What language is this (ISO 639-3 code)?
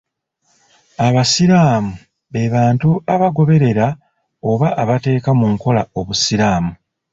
lug